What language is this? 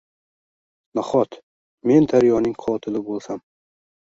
Uzbek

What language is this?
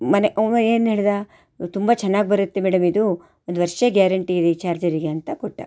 Kannada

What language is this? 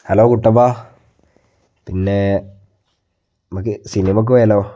Malayalam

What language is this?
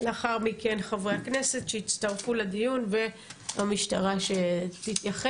Hebrew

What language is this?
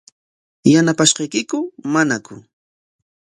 Corongo Ancash Quechua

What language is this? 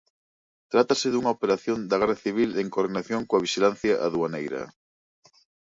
Galician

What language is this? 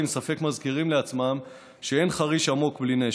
Hebrew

